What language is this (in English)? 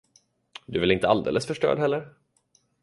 Swedish